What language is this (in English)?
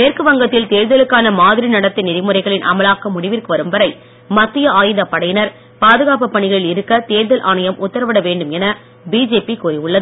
Tamil